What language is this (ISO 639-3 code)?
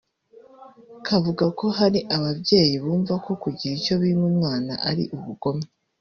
kin